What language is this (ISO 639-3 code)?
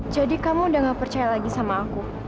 ind